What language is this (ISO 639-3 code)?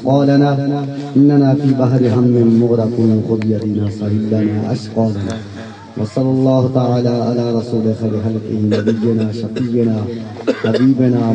hin